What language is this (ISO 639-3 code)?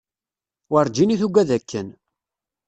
kab